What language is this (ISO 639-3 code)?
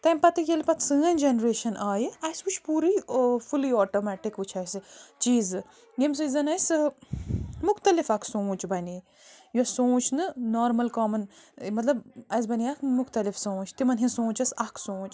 kas